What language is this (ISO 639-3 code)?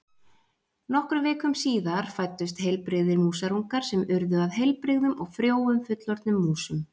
isl